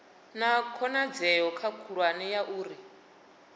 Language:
Venda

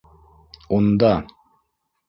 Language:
Bashkir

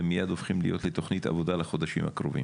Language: Hebrew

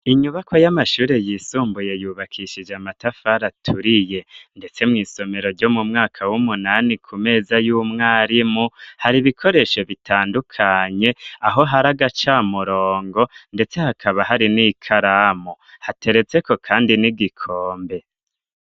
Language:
Rundi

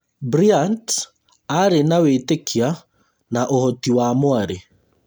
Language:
Kikuyu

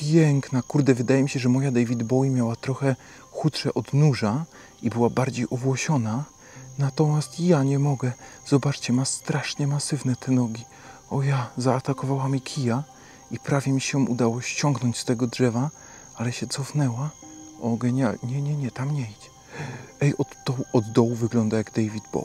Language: Polish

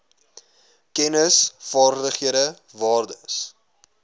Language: Afrikaans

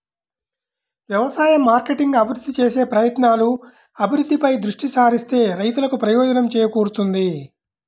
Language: Telugu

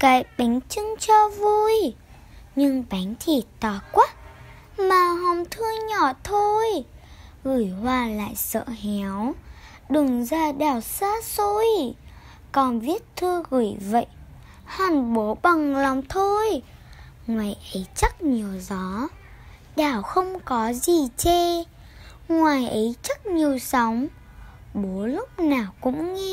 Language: Vietnamese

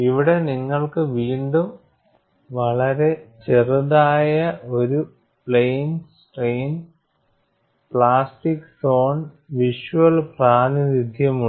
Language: Malayalam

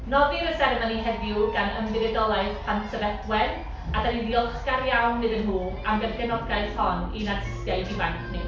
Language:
Welsh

